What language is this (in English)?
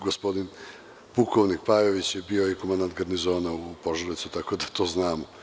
Serbian